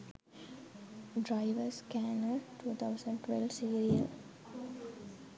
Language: Sinhala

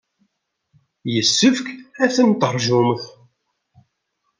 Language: Kabyle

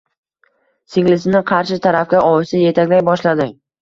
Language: Uzbek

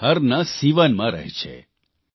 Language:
Gujarati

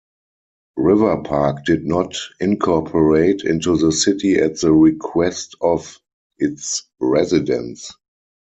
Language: English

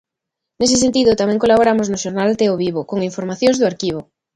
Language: Galician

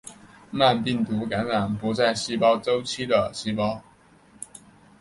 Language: Chinese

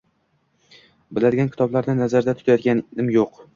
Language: Uzbek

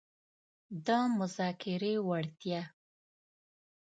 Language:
Pashto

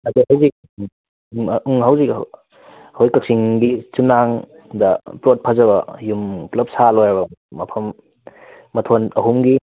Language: Manipuri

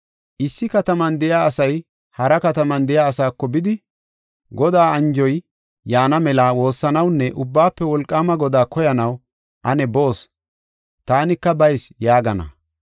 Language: Gofa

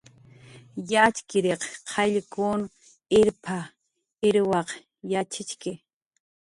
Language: Jaqaru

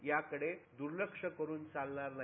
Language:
Marathi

